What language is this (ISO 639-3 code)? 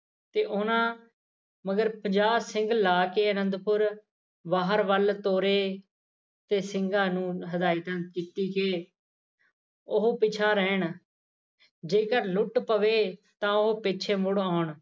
pan